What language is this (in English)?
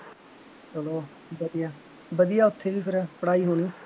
Punjabi